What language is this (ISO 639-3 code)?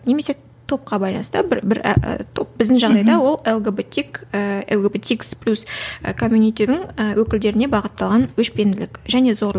kaz